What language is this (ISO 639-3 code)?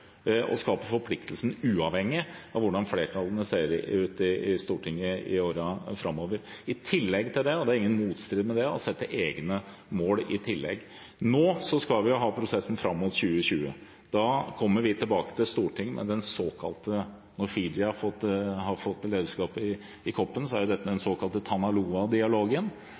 nob